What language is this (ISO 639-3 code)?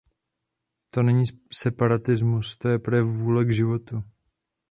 ces